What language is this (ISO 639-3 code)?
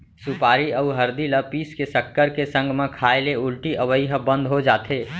hne